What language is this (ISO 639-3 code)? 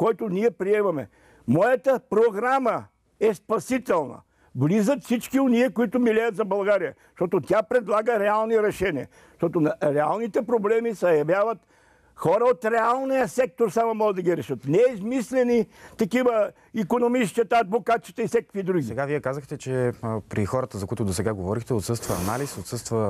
bul